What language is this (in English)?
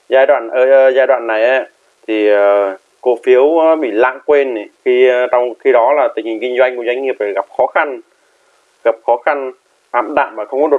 Vietnamese